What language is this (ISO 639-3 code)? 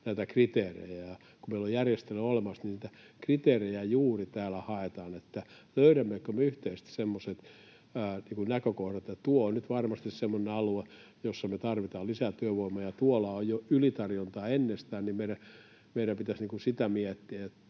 fin